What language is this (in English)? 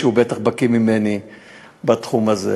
Hebrew